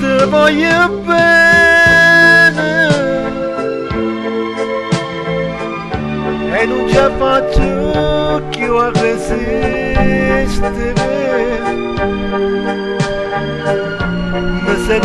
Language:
Romanian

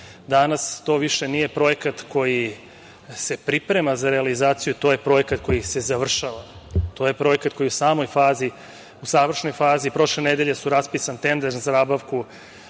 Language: Serbian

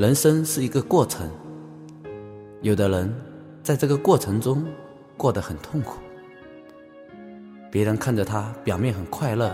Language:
Chinese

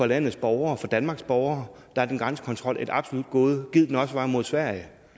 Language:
Danish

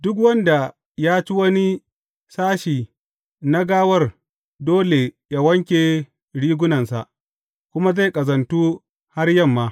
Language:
Hausa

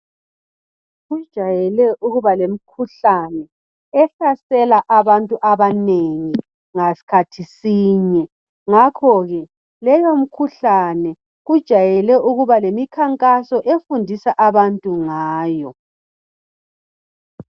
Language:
North Ndebele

